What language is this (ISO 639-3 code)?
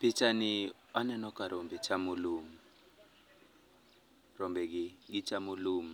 luo